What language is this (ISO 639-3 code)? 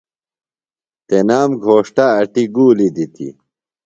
phl